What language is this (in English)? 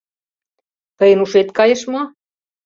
Mari